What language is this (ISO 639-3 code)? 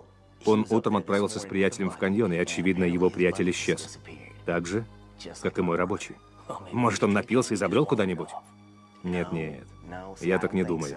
rus